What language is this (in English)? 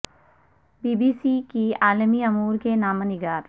Urdu